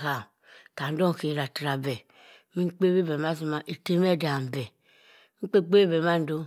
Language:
Cross River Mbembe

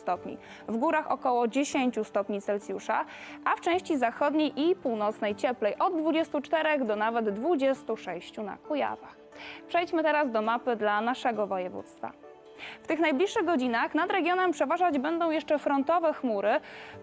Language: Polish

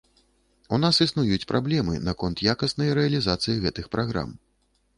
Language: Belarusian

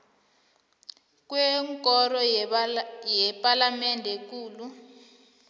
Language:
South Ndebele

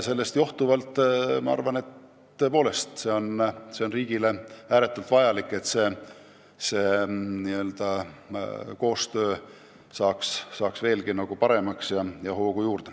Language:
Estonian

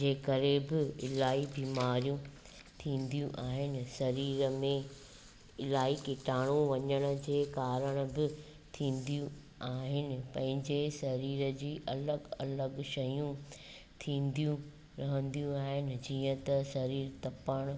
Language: Sindhi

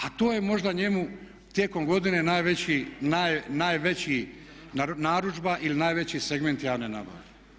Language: Croatian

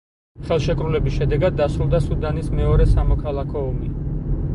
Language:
Georgian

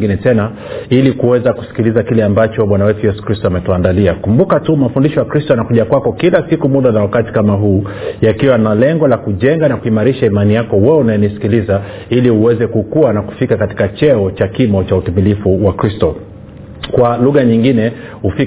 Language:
Swahili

